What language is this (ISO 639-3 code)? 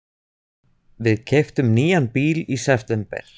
isl